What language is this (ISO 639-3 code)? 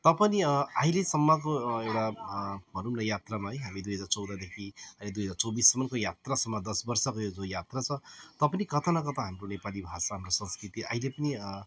nep